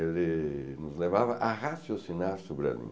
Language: Portuguese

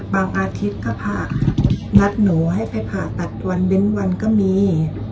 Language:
Thai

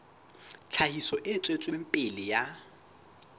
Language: Southern Sotho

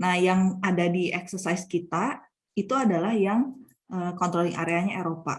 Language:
Indonesian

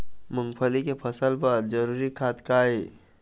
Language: Chhattisgarhi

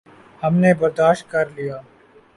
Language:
Urdu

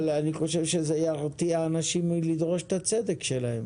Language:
Hebrew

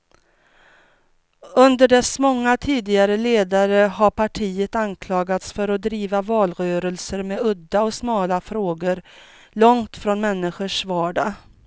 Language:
Swedish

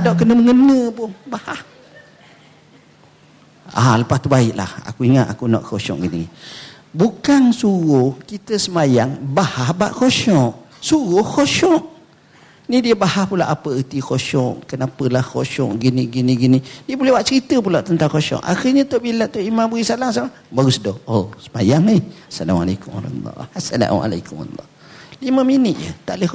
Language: Malay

